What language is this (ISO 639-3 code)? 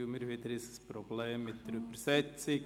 gsw